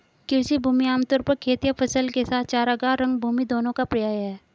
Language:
Hindi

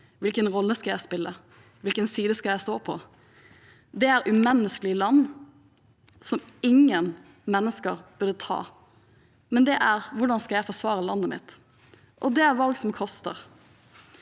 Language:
Norwegian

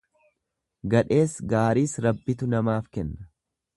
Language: Oromo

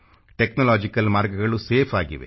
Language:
Kannada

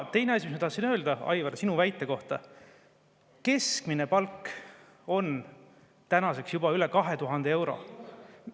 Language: Estonian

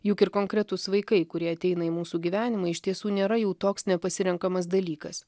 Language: Lithuanian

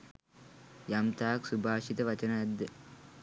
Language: Sinhala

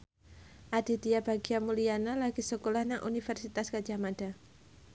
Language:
Javanese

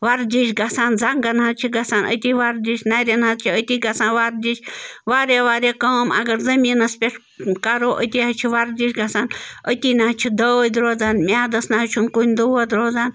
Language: Kashmiri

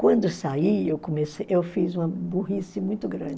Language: Portuguese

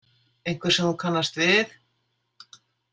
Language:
Icelandic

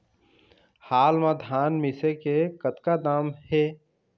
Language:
Chhattisgarhi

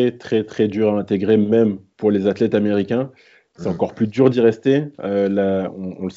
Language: French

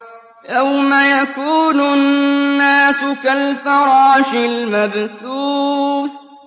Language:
Arabic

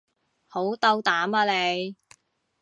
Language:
Cantonese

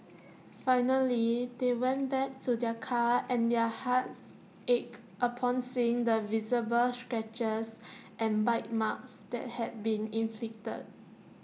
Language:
English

